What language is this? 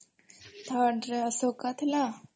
Odia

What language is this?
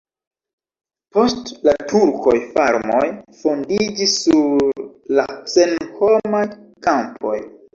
Esperanto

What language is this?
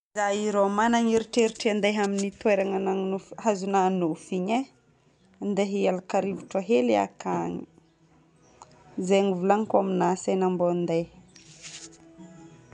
Northern Betsimisaraka Malagasy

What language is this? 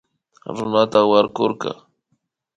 Imbabura Highland Quichua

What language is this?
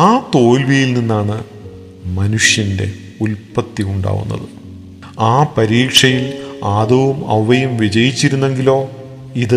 Malayalam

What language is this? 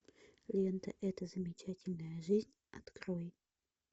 Russian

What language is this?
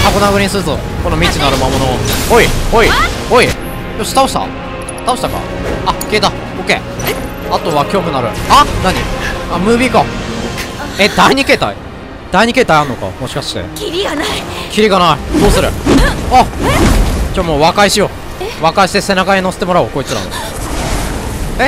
Japanese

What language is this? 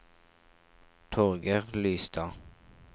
Norwegian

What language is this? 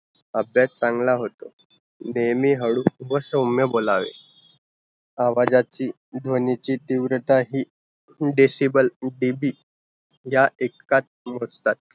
Marathi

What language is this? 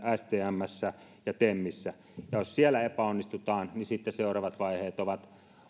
Finnish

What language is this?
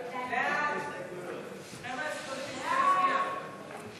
Hebrew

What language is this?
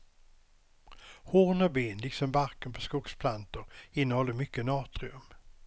Swedish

